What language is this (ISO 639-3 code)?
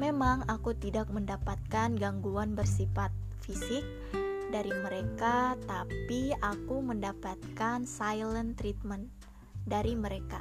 ind